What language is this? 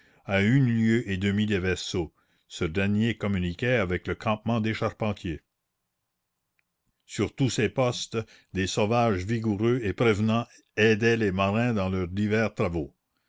French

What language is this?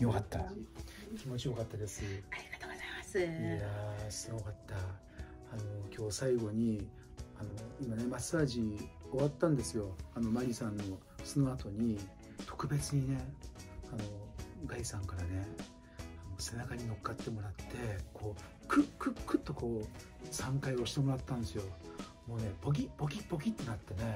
Japanese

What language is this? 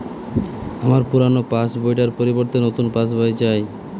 Bangla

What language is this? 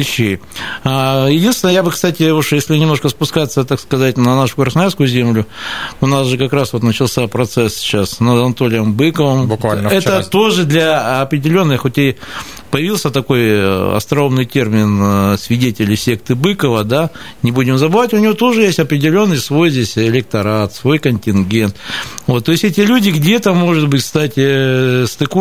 Russian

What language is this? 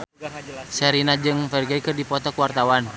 Sundanese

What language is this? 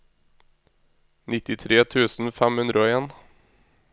Norwegian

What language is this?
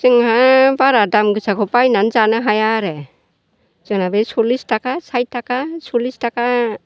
Bodo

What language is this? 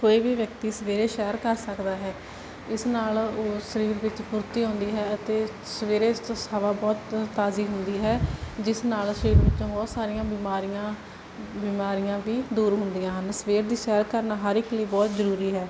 Punjabi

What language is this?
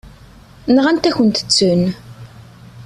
Kabyle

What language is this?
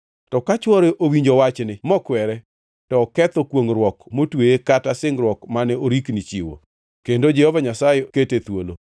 Luo (Kenya and Tanzania)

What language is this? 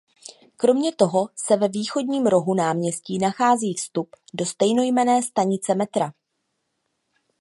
Czech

